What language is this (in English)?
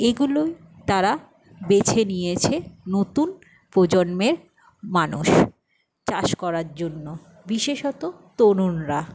Bangla